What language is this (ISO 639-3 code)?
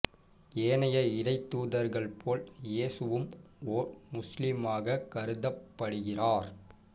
tam